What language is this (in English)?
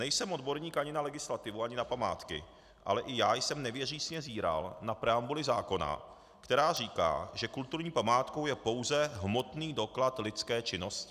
Czech